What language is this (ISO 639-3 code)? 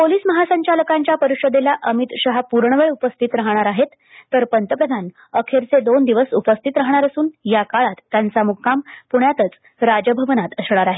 mar